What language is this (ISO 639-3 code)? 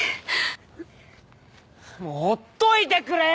jpn